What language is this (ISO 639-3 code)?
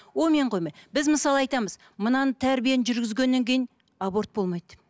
kaz